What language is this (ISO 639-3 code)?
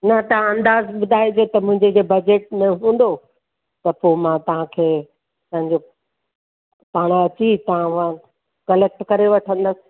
snd